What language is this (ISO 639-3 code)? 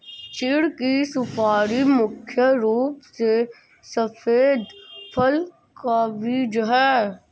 hin